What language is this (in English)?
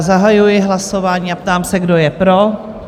Czech